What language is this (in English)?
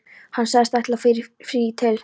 Icelandic